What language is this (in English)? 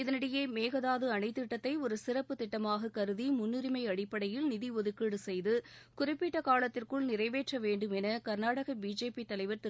Tamil